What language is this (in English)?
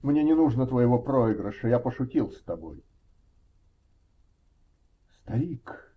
Russian